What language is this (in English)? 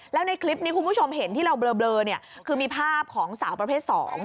Thai